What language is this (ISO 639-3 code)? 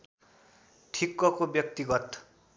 nep